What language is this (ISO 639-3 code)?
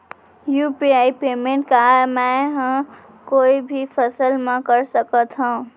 hne